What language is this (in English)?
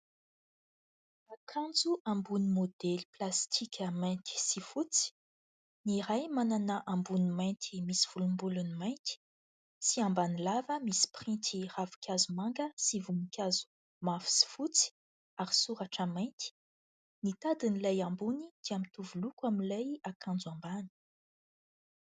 Malagasy